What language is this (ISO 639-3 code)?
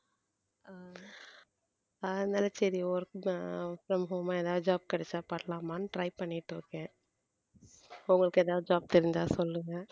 tam